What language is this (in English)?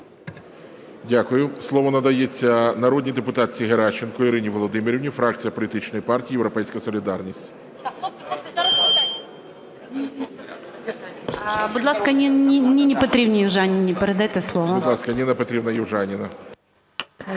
Ukrainian